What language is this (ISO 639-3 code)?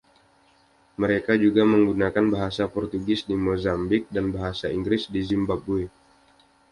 ind